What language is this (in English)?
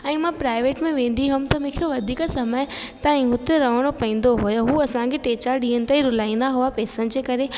Sindhi